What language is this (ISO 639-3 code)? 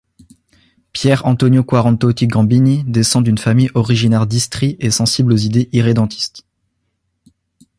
fra